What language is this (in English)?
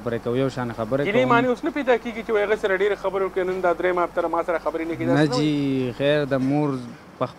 Arabic